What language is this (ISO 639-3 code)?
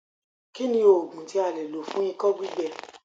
yor